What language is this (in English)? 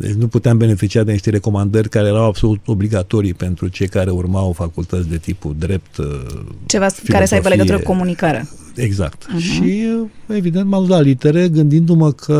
Romanian